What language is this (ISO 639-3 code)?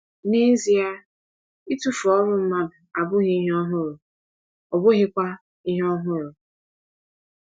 ibo